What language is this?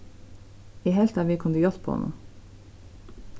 Faroese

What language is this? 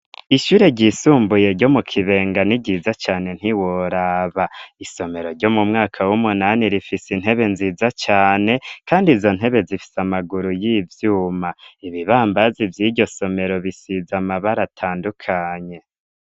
Rundi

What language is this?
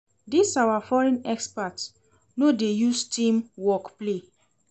Nigerian Pidgin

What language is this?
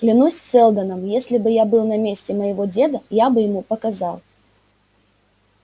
Russian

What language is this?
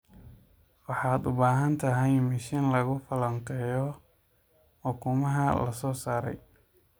Somali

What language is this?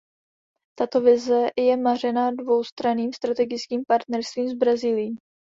Czech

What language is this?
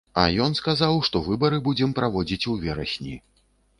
Belarusian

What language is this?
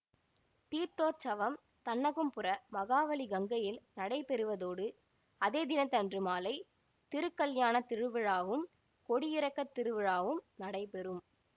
Tamil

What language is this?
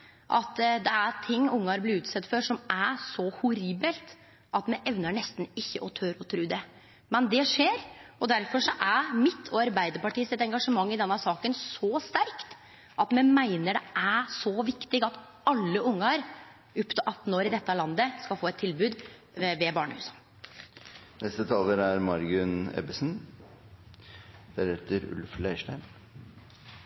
Norwegian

